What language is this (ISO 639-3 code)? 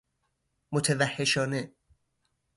fas